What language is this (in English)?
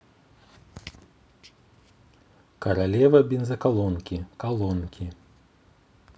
Russian